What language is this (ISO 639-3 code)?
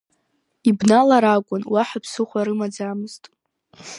abk